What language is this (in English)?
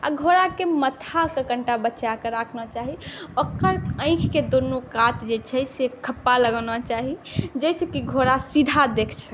Maithili